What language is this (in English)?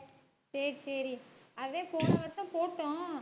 Tamil